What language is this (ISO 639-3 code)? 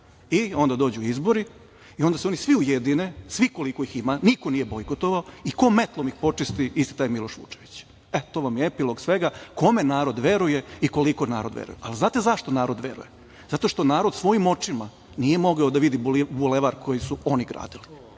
srp